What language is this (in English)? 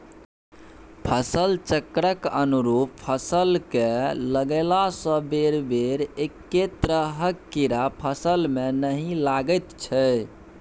Maithili